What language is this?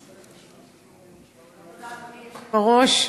Hebrew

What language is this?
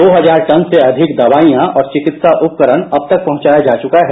Hindi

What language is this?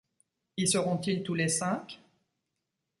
French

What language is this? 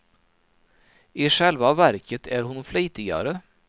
Swedish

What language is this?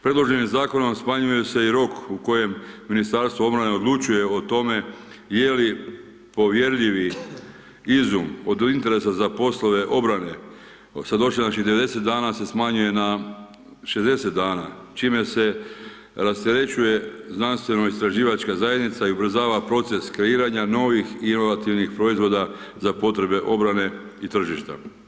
Croatian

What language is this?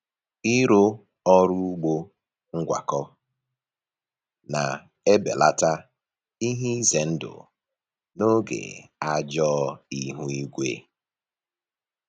Igbo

